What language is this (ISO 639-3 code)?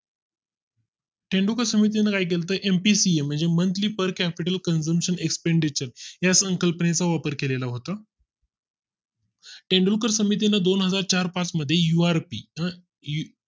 mar